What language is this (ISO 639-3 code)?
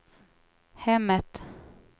swe